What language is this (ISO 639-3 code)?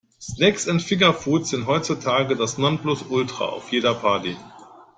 deu